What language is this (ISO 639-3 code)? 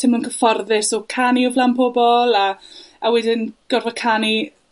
cym